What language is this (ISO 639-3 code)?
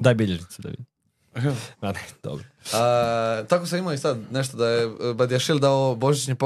hrv